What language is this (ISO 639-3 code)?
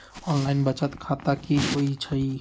mag